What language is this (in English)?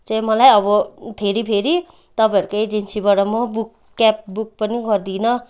Nepali